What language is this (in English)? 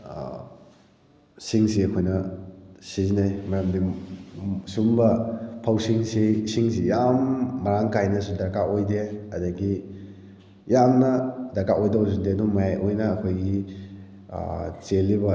Manipuri